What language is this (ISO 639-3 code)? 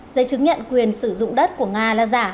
vie